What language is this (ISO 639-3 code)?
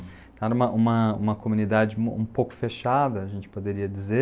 por